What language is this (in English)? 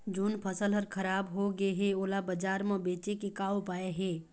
Chhattisgarhi